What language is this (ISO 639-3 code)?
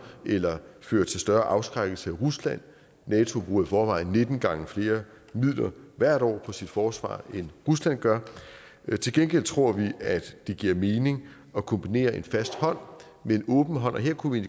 dan